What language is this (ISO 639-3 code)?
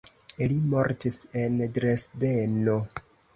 epo